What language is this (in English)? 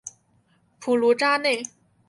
Chinese